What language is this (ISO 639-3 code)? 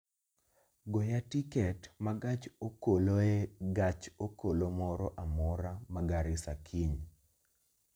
luo